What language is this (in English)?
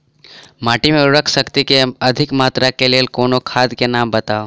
Maithili